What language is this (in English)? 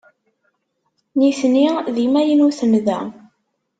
Kabyle